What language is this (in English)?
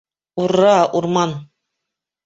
Bashkir